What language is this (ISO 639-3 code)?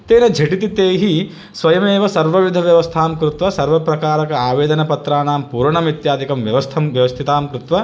san